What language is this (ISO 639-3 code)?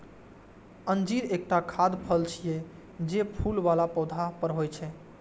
mai